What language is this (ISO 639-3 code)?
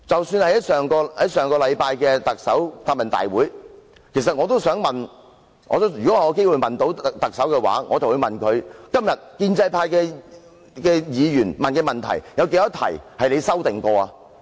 yue